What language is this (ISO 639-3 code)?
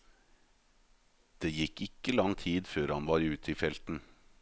nor